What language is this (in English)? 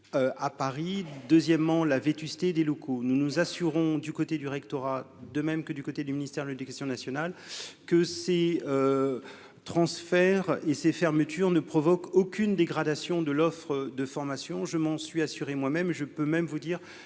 French